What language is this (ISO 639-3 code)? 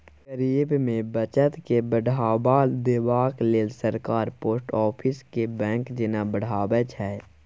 mai